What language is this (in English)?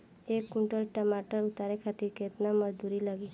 Bhojpuri